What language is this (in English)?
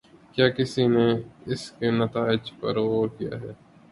Urdu